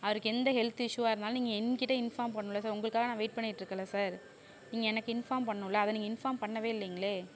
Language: Tamil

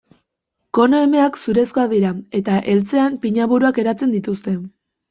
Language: Basque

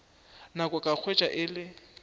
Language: Northern Sotho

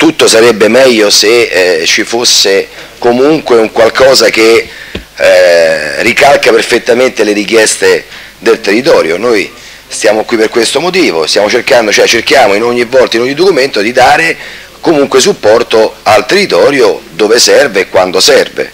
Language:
Italian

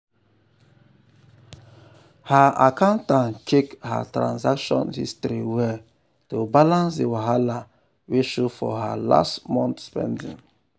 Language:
Nigerian Pidgin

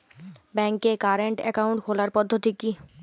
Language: Bangla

